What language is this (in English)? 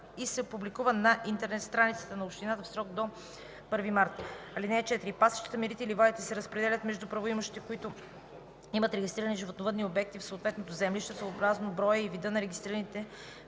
Bulgarian